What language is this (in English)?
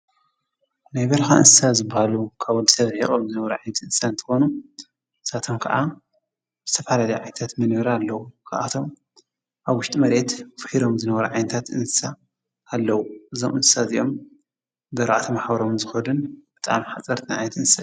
Tigrinya